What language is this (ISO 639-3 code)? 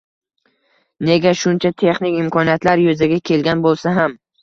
uzb